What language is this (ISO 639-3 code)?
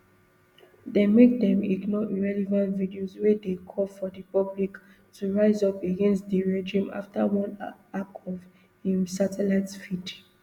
pcm